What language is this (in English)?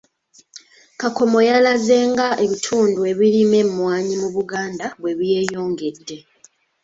Ganda